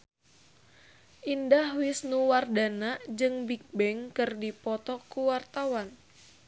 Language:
Sundanese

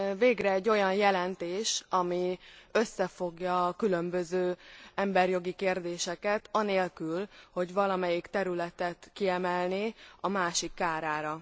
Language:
Hungarian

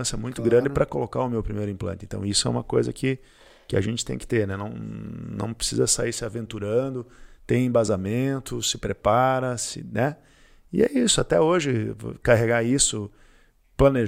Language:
Portuguese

